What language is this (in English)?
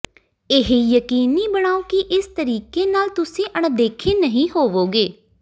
Punjabi